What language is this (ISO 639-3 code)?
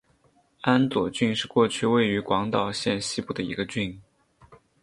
zho